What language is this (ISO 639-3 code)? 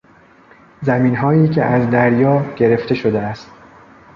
fas